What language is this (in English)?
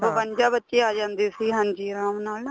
Punjabi